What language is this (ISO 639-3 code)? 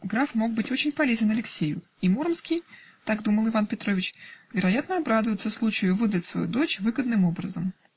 rus